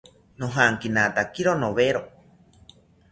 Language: South Ucayali Ashéninka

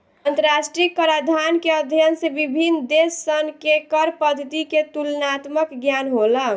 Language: Bhojpuri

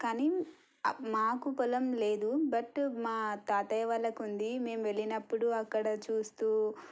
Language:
Telugu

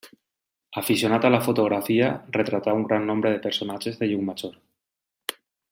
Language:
Catalan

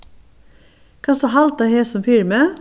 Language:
Faroese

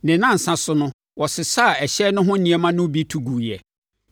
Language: Akan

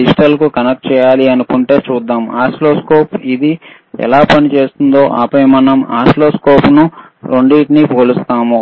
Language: Telugu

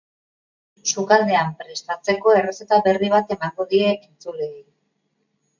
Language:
Basque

